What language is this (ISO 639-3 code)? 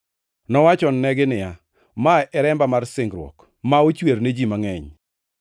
luo